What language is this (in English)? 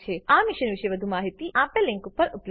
Gujarati